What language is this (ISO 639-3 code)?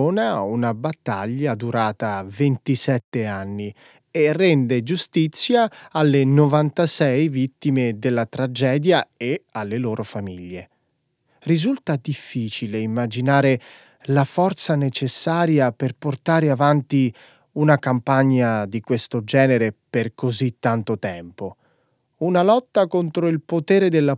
ita